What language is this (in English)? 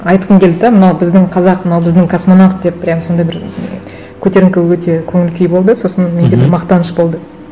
Kazakh